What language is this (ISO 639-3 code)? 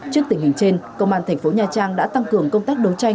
vie